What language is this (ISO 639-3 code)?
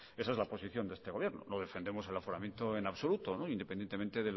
spa